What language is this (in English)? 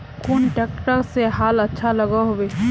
Magahi